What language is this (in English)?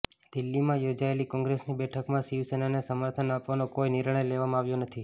Gujarati